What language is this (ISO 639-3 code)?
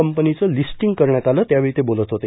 mar